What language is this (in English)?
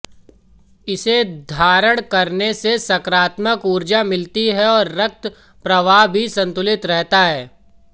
Hindi